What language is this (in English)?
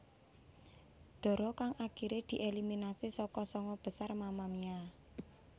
Javanese